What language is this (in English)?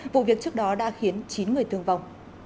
Vietnamese